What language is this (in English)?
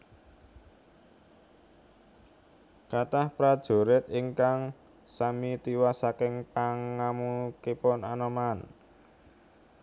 Javanese